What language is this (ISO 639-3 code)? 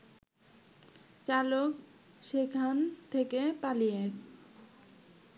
ben